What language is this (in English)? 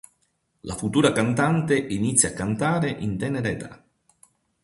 Italian